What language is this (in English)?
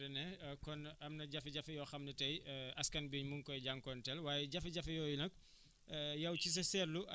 Wolof